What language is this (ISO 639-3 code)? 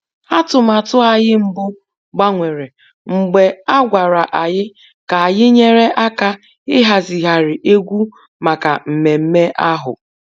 ibo